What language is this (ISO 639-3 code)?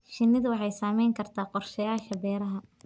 som